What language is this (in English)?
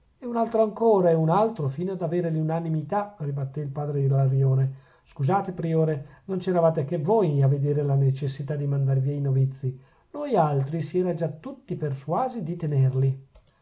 Italian